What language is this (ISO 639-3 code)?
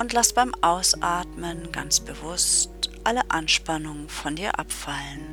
deu